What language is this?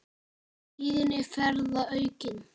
Icelandic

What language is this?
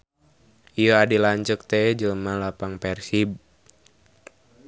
Sundanese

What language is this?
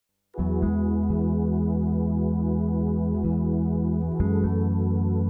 Greek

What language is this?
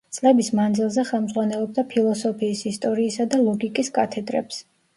Georgian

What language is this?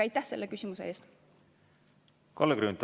Estonian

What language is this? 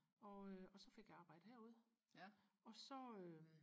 Danish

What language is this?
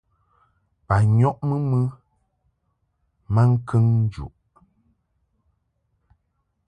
Mungaka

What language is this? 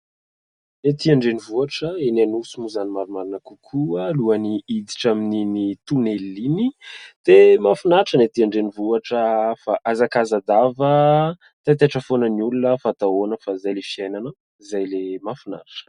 Malagasy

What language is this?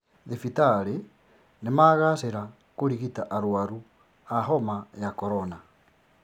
Kikuyu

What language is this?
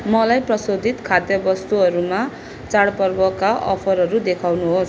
Nepali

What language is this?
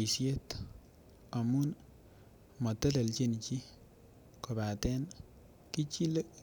Kalenjin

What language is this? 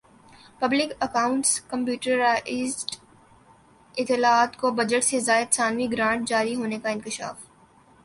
Urdu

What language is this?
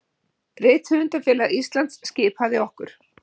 Icelandic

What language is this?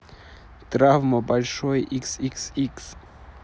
Russian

